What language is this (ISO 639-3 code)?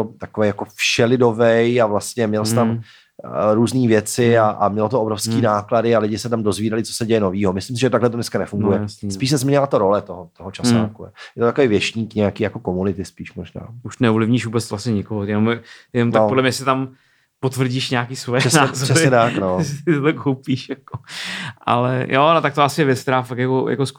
ces